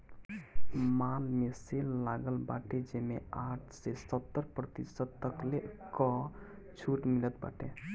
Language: Bhojpuri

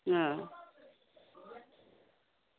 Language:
Dogri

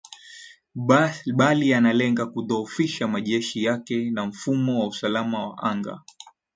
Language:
Swahili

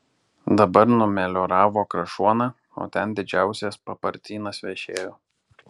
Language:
Lithuanian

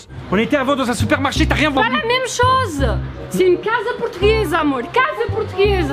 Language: French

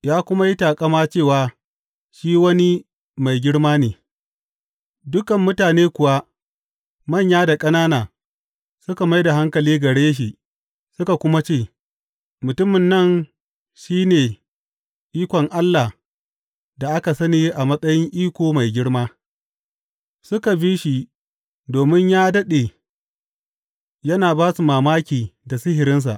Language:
Hausa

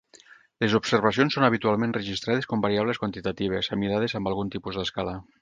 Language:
Catalan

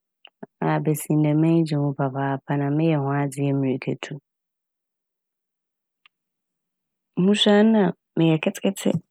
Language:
Akan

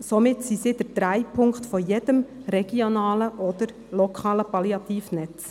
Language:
Swiss German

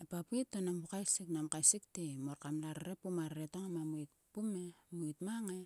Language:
Sulka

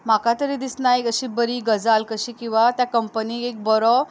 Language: Konkani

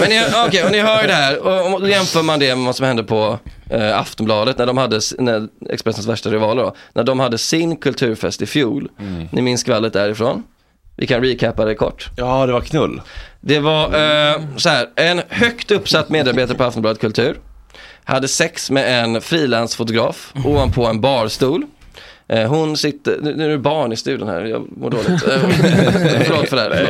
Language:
Swedish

